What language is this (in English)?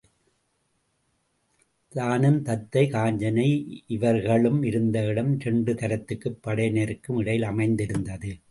Tamil